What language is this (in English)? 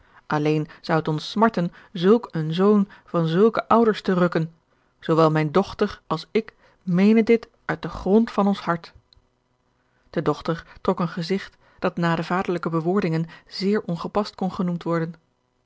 Dutch